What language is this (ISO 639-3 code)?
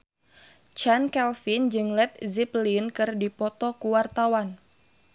sun